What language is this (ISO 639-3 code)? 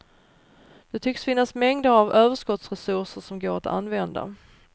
swe